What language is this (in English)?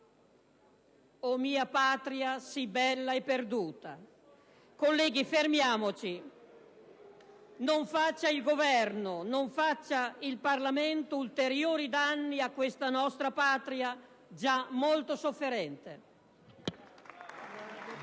Italian